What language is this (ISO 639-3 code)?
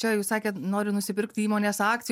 lit